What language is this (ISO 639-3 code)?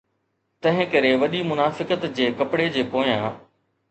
snd